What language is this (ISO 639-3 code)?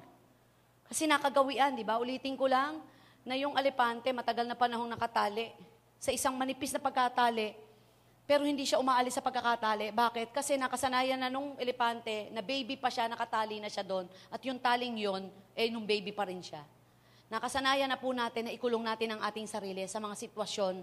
fil